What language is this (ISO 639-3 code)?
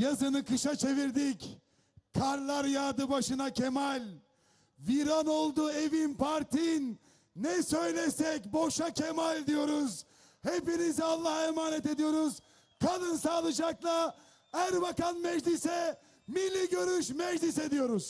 tur